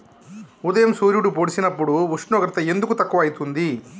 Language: Telugu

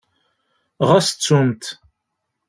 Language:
Kabyle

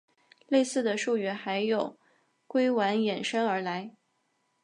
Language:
Chinese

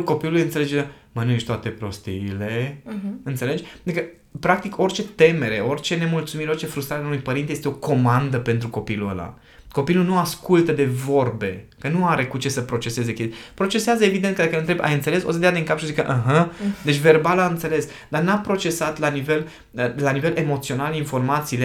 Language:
Romanian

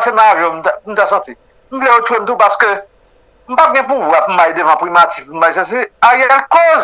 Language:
French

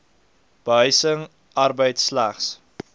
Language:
Afrikaans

